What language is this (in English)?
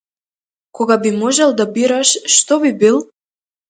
Macedonian